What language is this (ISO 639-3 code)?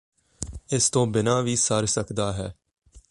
pan